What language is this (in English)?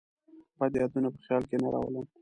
Pashto